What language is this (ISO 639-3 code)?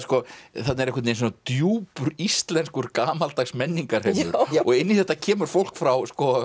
isl